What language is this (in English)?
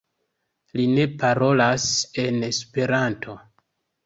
Esperanto